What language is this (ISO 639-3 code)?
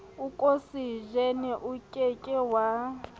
sot